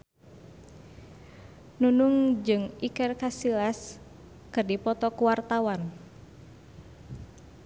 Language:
Sundanese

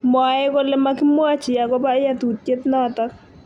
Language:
Kalenjin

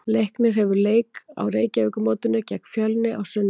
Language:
Icelandic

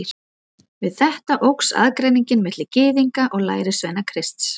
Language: Icelandic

